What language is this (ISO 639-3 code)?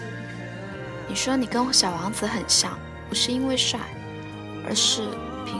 zho